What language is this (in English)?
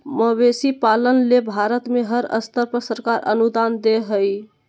Magahi